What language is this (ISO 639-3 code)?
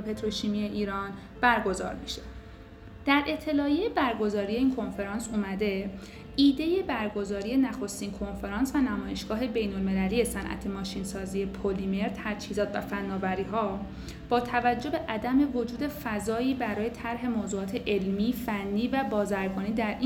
fas